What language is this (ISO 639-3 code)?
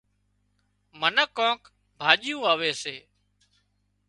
kxp